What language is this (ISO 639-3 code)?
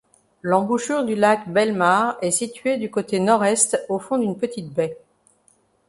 fra